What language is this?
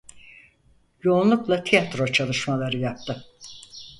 Turkish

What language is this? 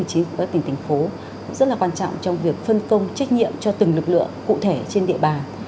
Vietnamese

